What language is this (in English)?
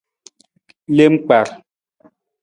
Nawdm